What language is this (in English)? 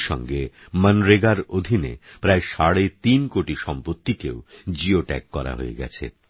Bangla